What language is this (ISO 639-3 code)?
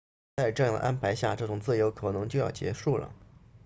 zho